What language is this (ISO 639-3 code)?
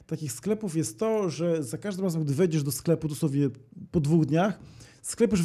pol